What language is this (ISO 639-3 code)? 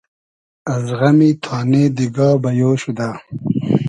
haz